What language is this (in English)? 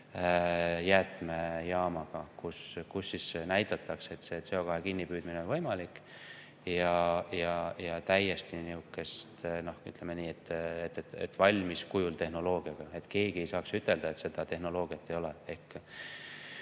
Estonian